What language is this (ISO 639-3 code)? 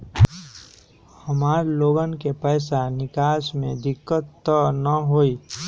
mag